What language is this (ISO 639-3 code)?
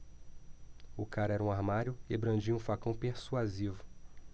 por